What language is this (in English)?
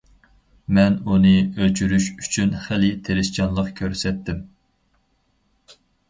Uyghur